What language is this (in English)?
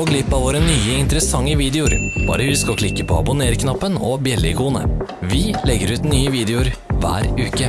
Norwegian